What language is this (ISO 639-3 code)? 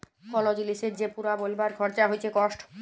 ben